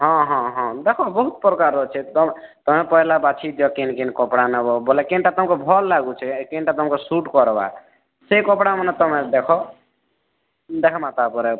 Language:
Odia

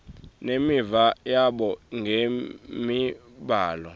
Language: Swati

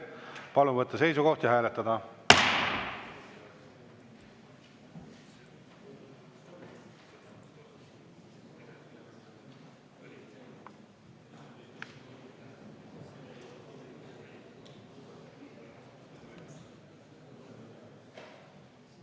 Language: Estonian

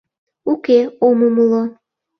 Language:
Mari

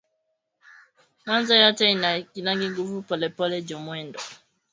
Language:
Swahili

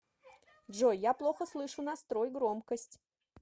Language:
Russian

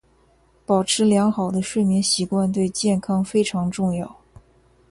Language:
Chinese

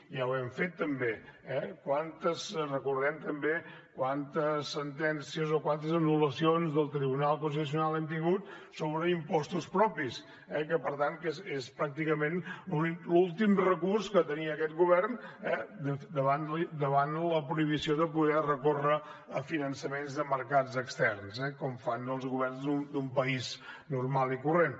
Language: Catalan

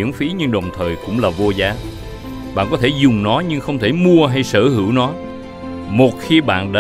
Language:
Vietnamese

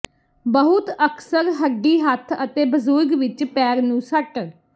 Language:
Punjabi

